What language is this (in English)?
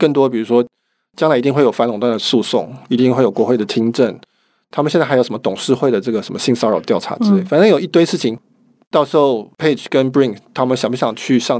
Chinese